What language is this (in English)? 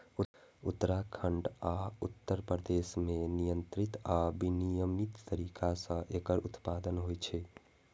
Maithili